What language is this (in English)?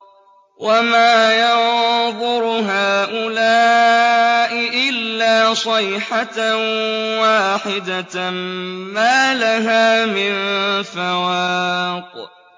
Arabic